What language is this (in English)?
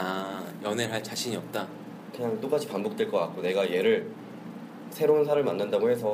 Korean